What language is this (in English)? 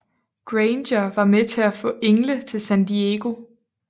Danish